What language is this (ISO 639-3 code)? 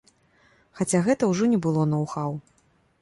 bel